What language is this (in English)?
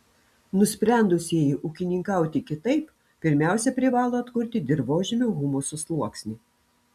Lithuanian